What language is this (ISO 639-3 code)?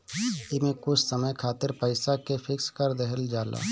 bho